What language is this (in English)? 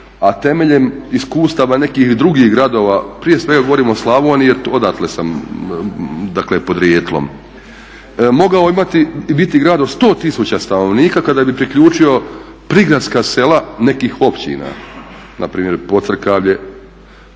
Croatian